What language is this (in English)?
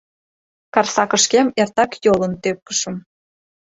Mari